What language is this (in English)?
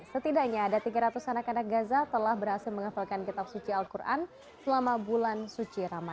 Indonesian